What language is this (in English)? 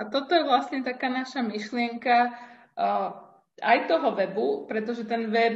Slovak